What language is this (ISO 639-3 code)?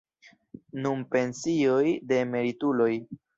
epo